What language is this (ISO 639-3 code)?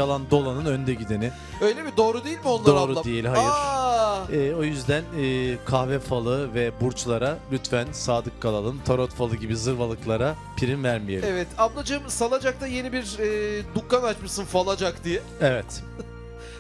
tur